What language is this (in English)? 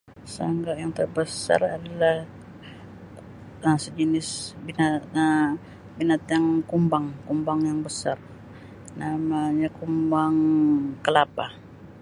Sabah Malay